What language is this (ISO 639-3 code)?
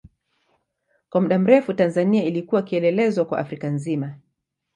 swa